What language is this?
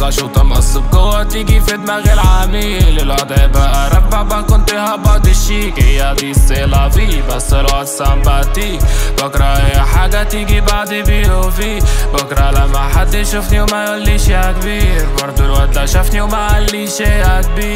Arabic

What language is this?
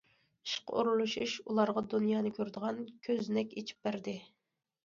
Uyghur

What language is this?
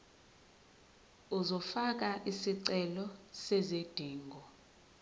Zulu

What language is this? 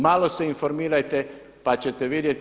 Croatian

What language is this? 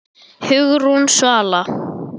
Icelandic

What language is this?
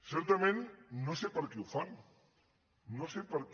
Catalan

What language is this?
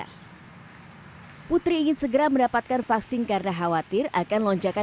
Indonesian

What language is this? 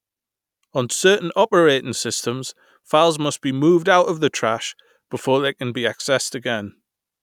English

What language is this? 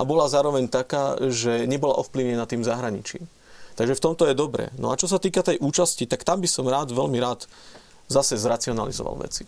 Slovak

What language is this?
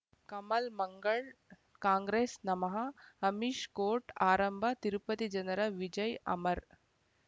Kannada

